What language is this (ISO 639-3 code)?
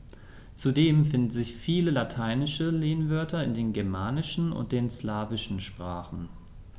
deu